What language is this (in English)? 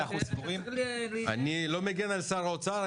Hebrew